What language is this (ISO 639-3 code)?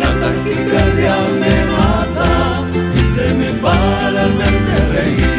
ron